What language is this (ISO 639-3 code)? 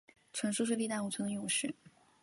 zho